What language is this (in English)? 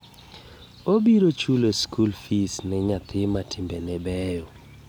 Luo (Kenya and Tanzania)